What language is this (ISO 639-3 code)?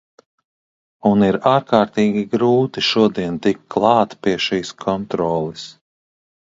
lav